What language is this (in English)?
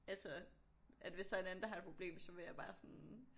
Danish